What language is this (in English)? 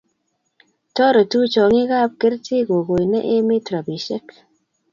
Kalenjin